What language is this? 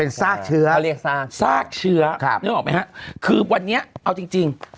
Thai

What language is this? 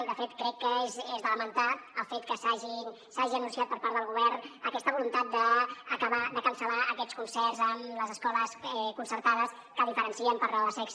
Catalan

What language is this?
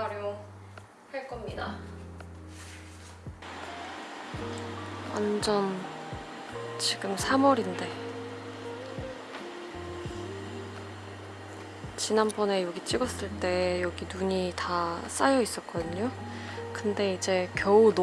Korean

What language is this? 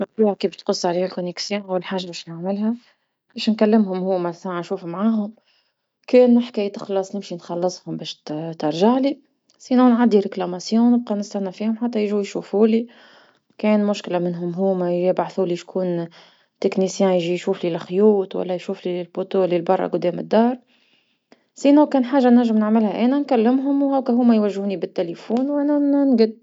Tunisian Arabic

